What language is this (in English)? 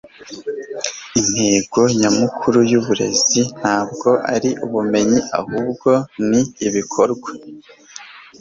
Kinyarwanda